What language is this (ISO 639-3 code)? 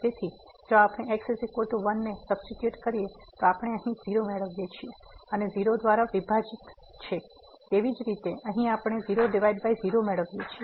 guj